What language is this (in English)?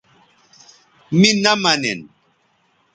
Bateri